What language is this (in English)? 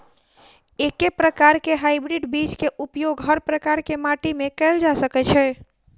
Maithili